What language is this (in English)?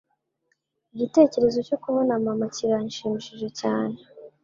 Kinyarwanda